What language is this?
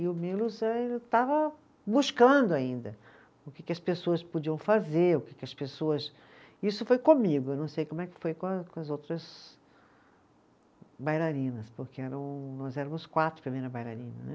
Portuguese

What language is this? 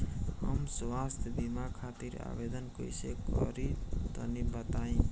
Bhojpuri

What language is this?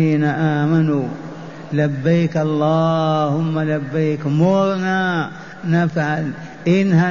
Arabic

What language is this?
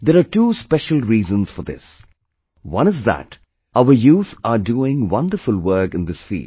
English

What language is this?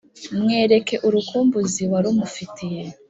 Kinyarwanda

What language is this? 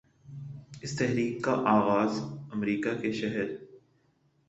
Urdu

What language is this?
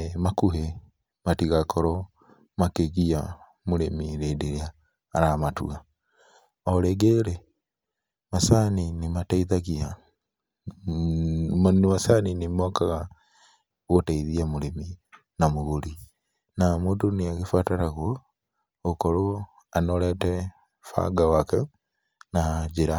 Kikuyu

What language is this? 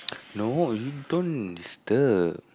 English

